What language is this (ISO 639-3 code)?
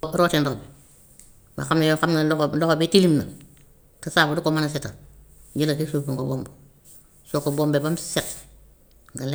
wof